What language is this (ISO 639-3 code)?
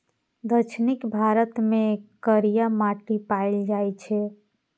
mai